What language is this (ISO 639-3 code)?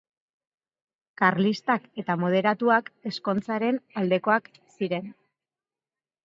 eus